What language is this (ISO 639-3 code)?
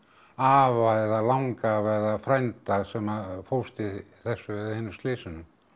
isl